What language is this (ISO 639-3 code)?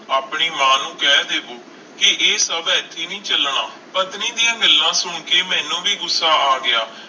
pan